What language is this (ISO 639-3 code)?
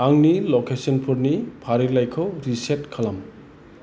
brx